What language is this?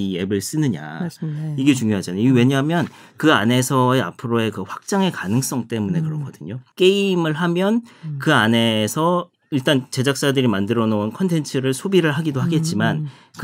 Korean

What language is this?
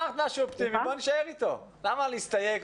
Hebrew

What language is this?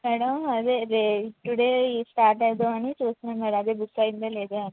Telugu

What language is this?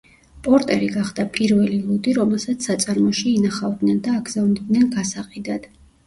Georgian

